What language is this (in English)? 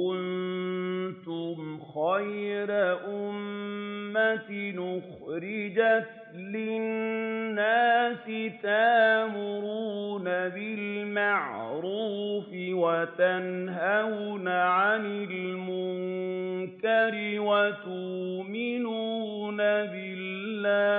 Arabic